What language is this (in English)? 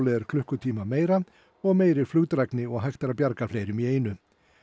Icelandic